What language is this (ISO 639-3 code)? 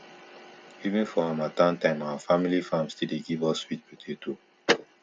pcm